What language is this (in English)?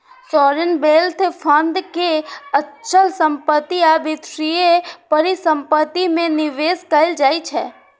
Maithili